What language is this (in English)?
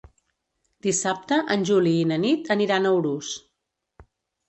Catalan